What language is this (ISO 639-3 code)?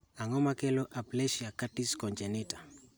luo